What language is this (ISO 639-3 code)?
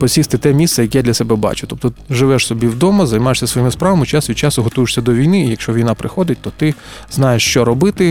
ukr